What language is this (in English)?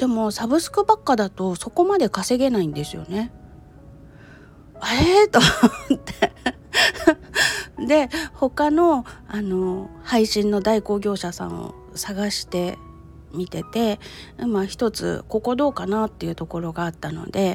Japanese